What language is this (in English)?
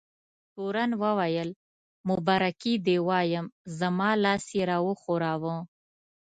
Pashto